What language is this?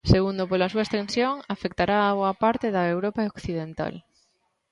Galician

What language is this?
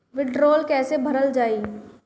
Bhojpuri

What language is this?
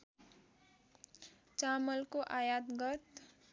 Nepali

